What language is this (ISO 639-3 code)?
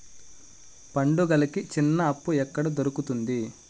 tel